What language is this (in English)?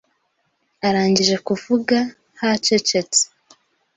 Kinyarwanda